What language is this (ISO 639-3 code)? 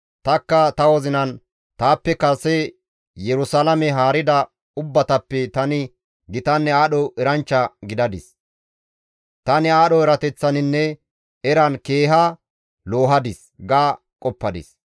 gmv